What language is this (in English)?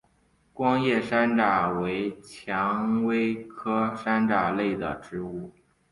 Chinese